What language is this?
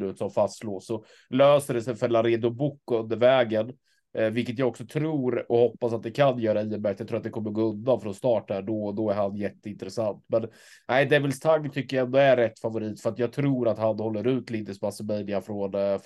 Swedish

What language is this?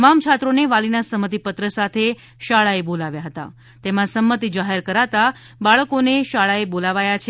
Gujarati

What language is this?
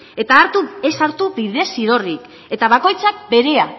Basque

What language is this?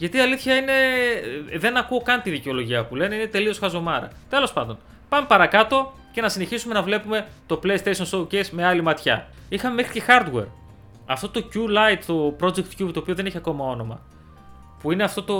Greek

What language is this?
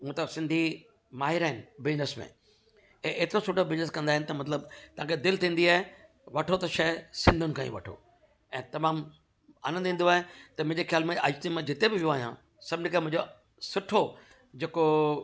Sindhi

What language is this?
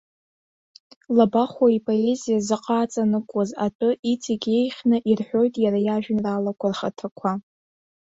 Abkhazian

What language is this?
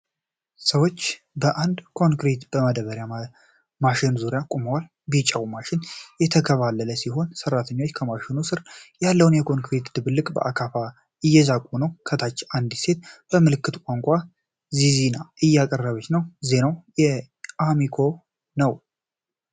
Amharic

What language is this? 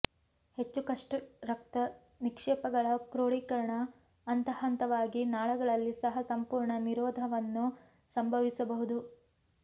Kannada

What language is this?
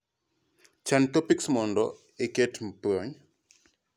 Luo (Kenya and Tanzania)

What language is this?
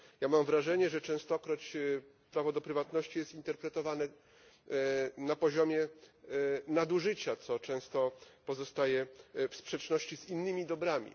Polish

